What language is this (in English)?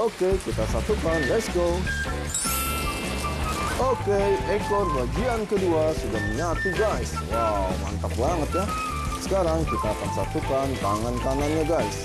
Indonesian